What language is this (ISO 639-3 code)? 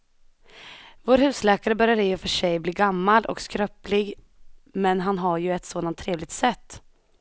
swe